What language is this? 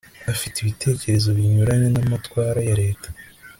Kinyarwanda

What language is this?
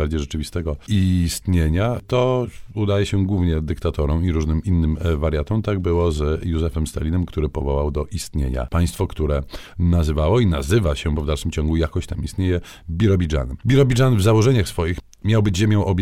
Polish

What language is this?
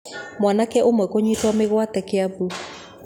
Kikuyu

